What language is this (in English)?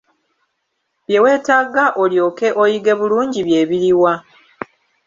Ganda